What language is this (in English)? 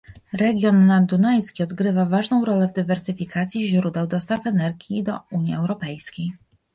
Polish